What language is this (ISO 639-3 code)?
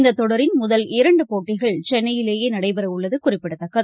tam